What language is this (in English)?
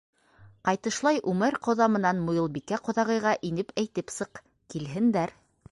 Bashkir